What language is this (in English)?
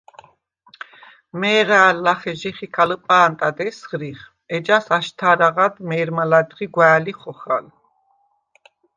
Svan